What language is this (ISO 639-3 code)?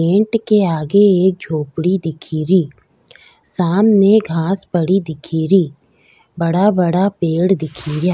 raj